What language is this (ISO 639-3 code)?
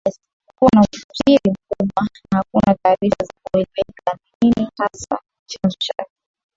swa